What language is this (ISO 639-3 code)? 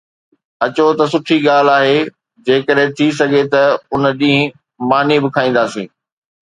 snd